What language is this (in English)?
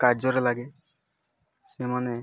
Odia